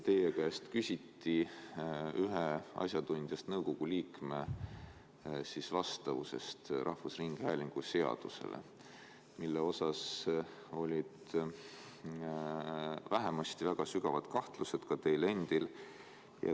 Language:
Estonian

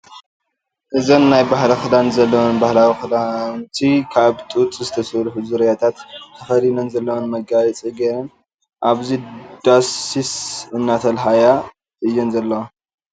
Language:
Tigrinya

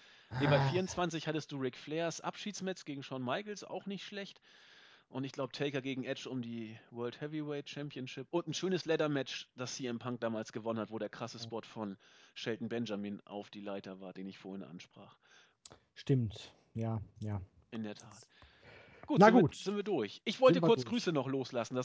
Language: German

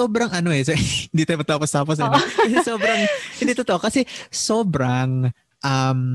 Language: Filipino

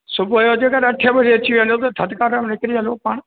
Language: Sindhi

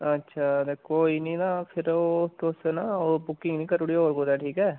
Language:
Dogri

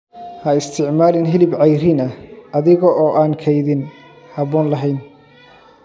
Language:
Somali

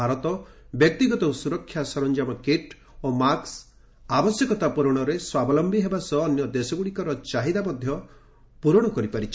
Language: Odia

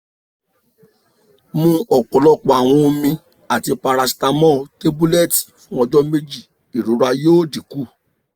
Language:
Yoruba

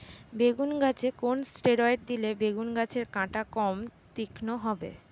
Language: Bangla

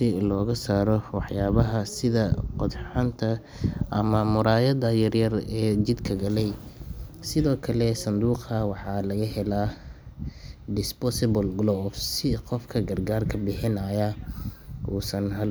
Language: Somali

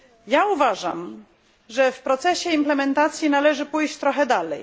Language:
Polish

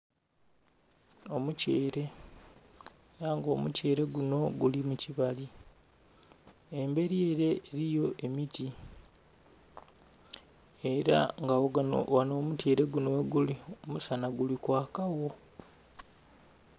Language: Soga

